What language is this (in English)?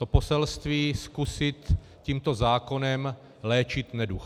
Czech